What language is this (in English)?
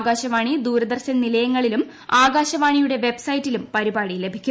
Malayalam